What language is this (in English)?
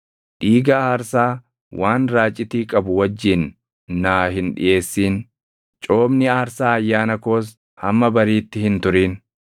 Oromo